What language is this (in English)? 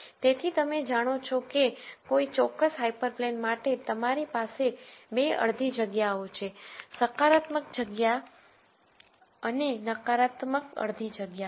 Gujarati